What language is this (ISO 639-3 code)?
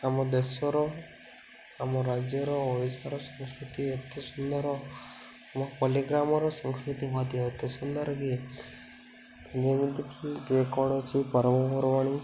ori